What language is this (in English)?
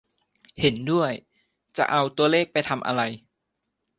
Thai